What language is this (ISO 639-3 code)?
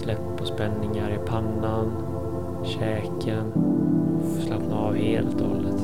swe